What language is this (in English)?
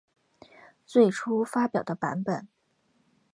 Chinese